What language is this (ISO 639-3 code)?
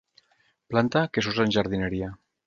cat